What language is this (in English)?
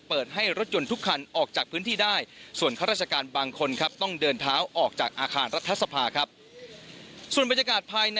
Thai